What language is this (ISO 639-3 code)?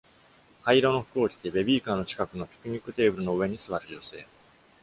jpn